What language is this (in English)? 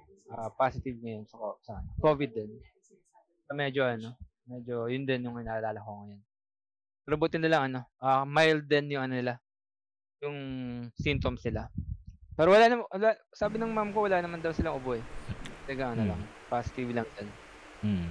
Filipino